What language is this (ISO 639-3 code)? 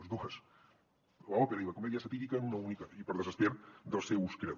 cat